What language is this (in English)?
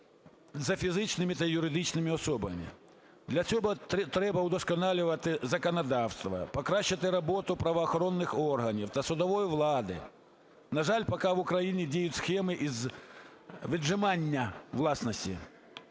Ukrainian